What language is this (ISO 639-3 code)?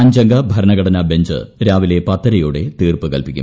mal